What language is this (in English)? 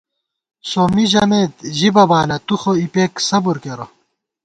Gawar-Bati